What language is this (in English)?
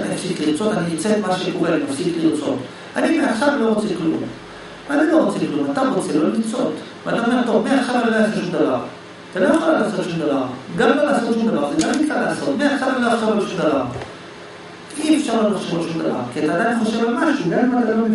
Hebrew